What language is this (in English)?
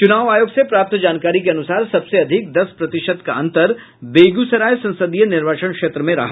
Hindi